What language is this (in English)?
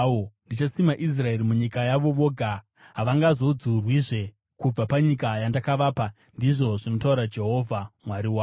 Shona